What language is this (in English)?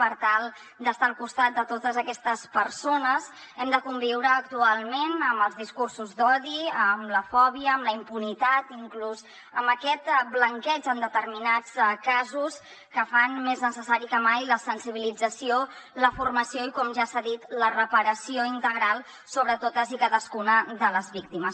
Catalan